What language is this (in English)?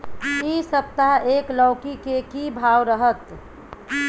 Maithili